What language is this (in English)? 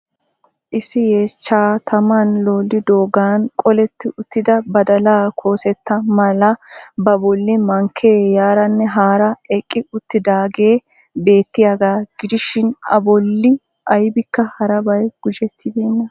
Wolaytta